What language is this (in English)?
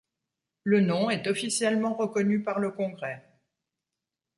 French